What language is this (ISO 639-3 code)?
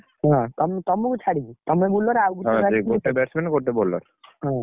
ori